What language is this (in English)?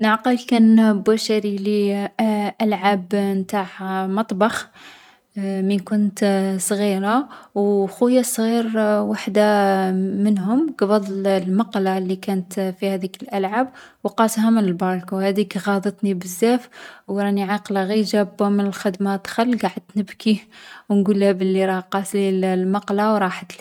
Algerian Arabic